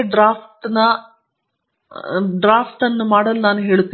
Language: Kannada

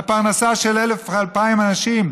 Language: Hebrew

